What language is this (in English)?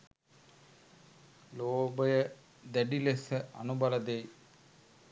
Sinhala